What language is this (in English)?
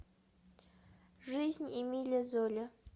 Russian